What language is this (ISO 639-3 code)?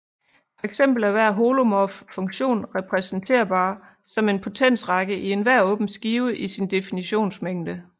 dan